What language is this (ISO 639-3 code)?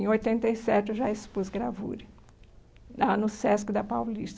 por